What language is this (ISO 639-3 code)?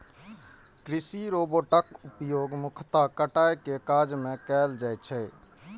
mai